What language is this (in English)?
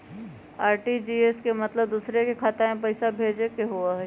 Magahi